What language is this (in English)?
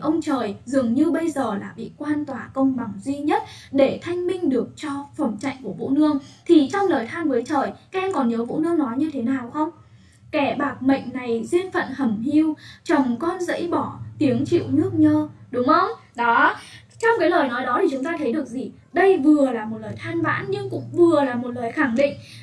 Vietnamese